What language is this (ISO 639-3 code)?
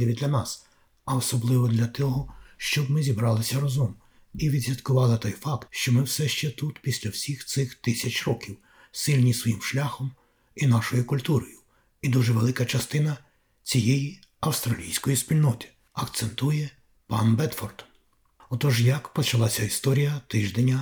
ukr